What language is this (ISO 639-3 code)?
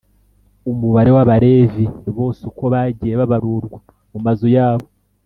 kin